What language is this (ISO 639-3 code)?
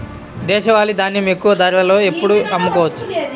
tel